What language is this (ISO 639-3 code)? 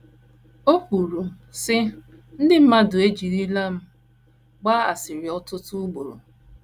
ibo